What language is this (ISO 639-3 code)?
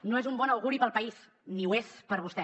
cat